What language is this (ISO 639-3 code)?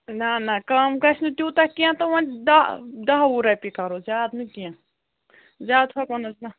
kas